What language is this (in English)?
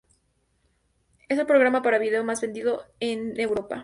Spanish